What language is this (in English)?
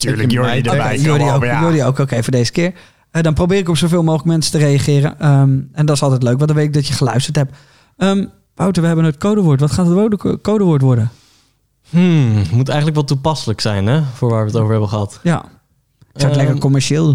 Dutch